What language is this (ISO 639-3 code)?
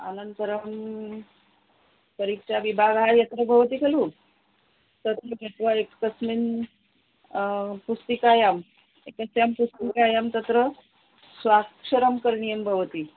san